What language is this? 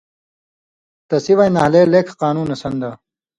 Indus Kohistani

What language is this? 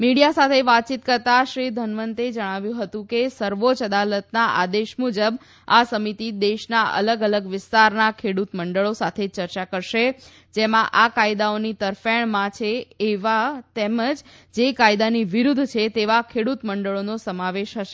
Gujarati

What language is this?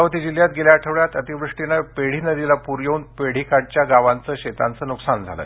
Marathi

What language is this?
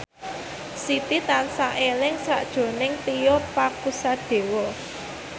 Javanese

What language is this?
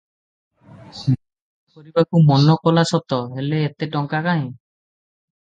Odia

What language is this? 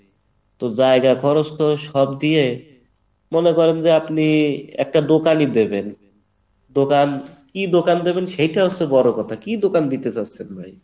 Bangla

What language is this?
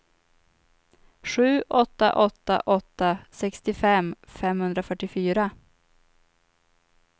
Swedish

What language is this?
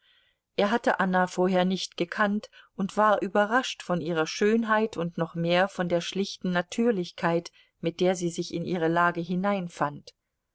German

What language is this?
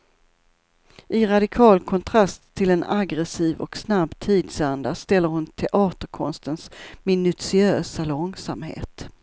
Swedish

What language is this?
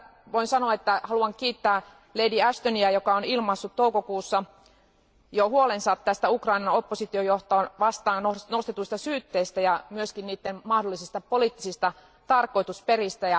Finnish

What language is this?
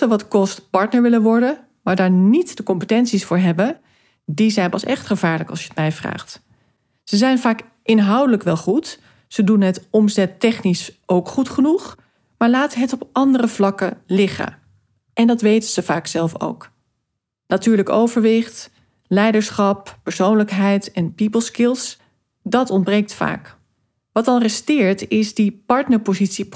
Dutch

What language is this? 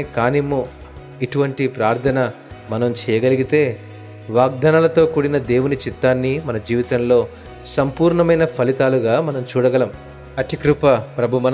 Telugu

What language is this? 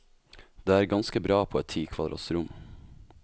Norwegian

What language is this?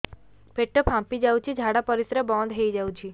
Odia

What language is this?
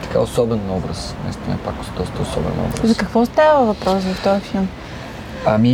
Bulgarian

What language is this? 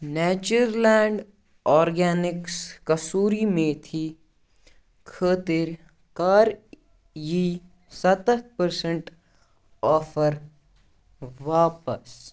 Kashmiri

